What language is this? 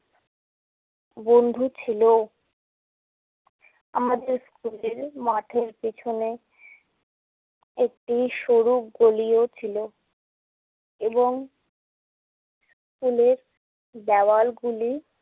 Bangla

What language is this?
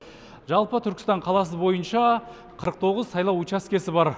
Kazakh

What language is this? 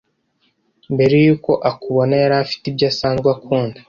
Kinyarwanda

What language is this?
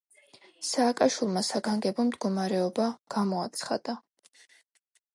Georgian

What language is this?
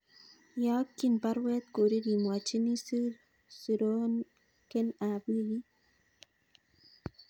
Kalenjin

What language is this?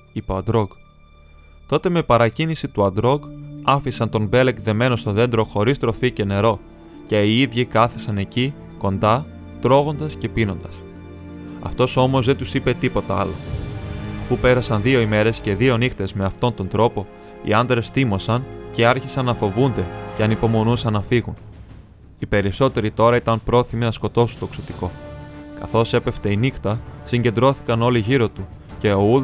Greek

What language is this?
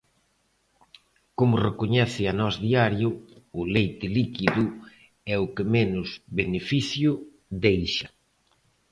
Galician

